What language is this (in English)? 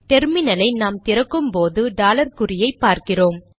Tamil